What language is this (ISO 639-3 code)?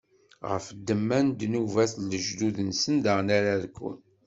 kab